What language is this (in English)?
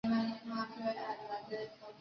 Chinese